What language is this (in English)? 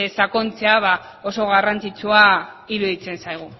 Basque